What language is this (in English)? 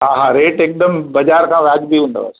Sindhi